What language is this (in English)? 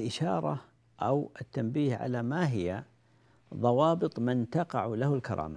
Arabic